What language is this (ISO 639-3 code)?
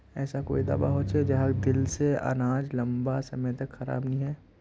mag